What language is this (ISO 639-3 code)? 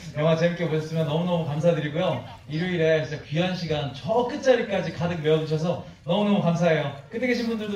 kor